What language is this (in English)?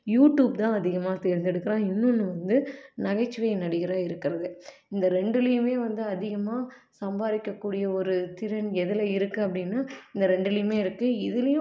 Tamil